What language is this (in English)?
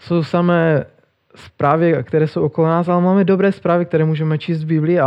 Czech